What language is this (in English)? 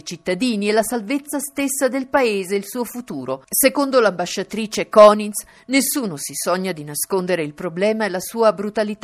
Italian